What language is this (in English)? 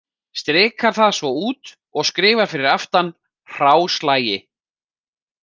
Icelandic